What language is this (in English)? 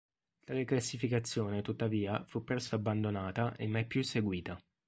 Italian